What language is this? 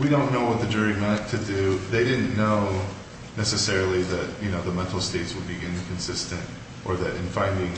English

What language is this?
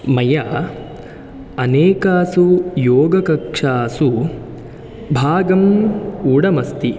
Sanskrit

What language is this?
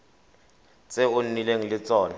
Tswana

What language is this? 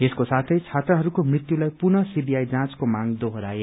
Nepali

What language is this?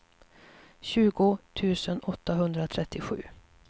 Swedish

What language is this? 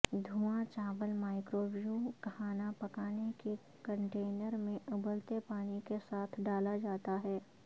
Urdu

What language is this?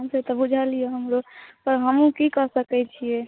Maithili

